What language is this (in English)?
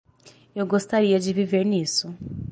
Portuguese